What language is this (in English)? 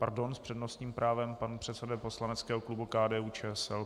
Czech